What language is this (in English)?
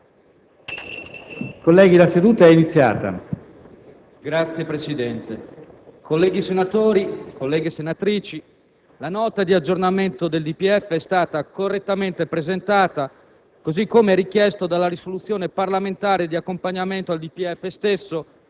Italian